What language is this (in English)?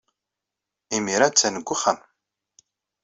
Kabyle